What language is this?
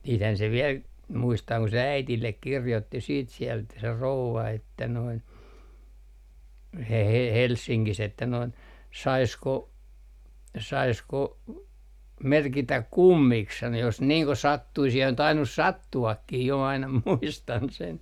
Finnish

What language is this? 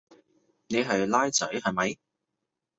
Cantonese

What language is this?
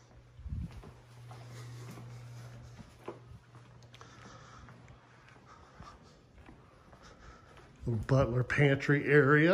English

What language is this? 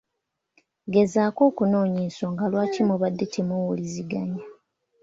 Ganda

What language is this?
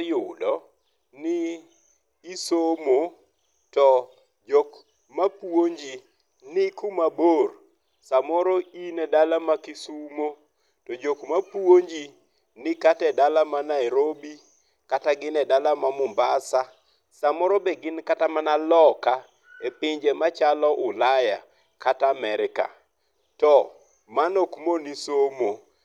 Luo (Kenya and Tanzania)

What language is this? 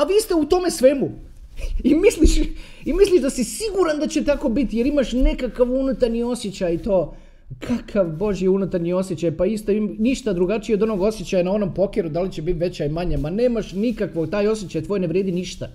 Croatian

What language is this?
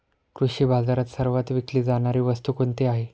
Marathi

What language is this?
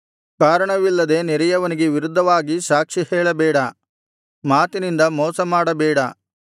Kannada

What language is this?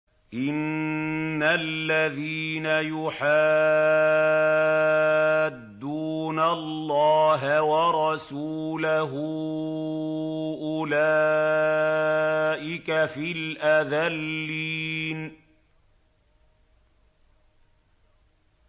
Arabic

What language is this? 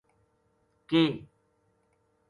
Gujari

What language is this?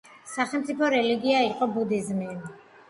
Georgian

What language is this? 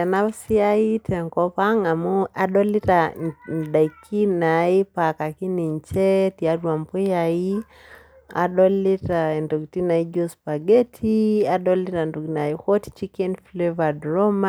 Masai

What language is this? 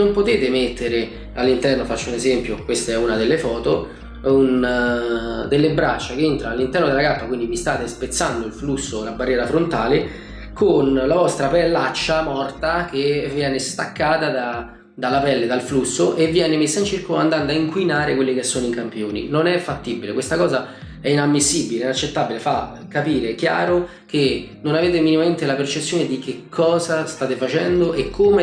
Italian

